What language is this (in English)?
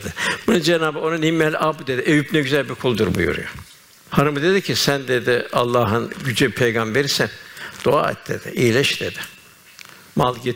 Turkish